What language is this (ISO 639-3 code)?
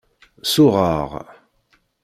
kab